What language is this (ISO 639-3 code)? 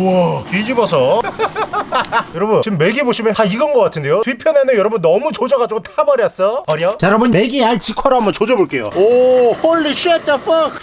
kor